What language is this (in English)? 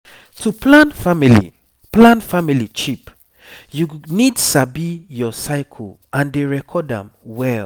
Nigerian Pidgin